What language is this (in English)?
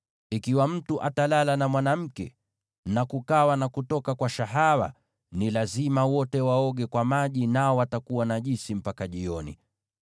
Swahili